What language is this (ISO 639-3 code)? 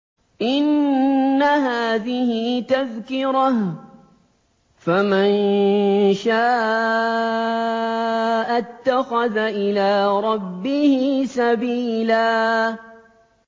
ara